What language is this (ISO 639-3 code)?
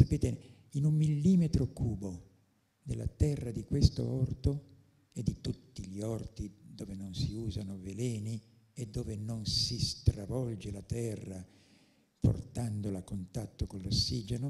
ita